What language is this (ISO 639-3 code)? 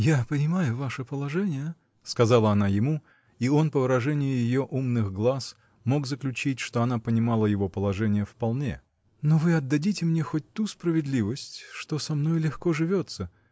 rus